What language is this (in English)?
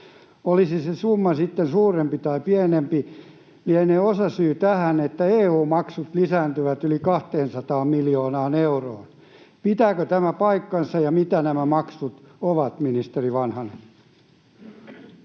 Finnish